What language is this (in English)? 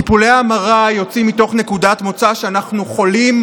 Hebrew